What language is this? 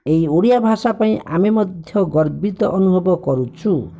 Odia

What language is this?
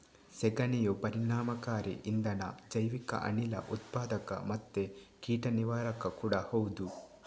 Kannada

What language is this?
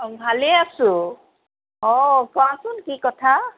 Assamese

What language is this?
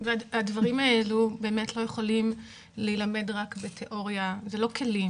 Hebrew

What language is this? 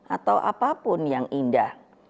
Indonesian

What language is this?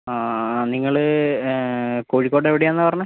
Malayalam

